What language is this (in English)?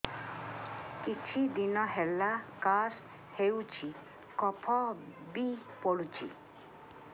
Odia